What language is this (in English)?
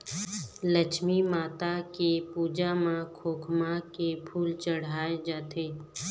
Chhattisgarhi